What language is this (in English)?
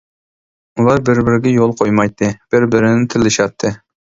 Uyghur